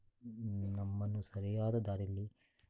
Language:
Kannada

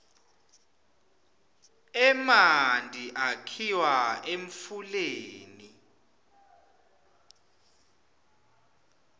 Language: Swati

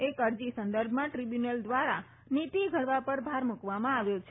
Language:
Gujarati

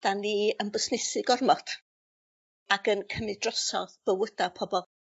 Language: Welsh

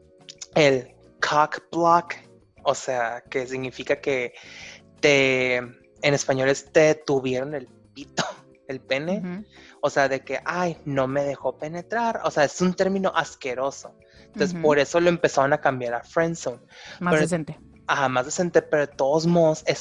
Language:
Spanish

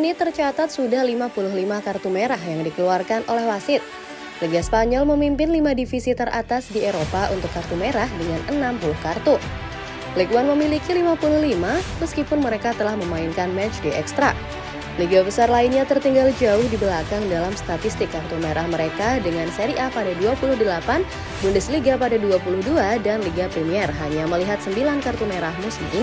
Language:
Indonesian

